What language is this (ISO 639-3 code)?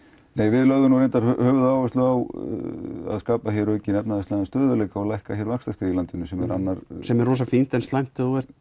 isl